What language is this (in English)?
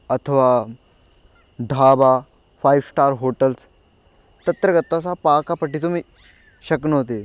Sanskrit